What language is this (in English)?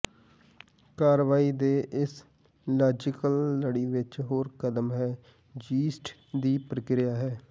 Punjabi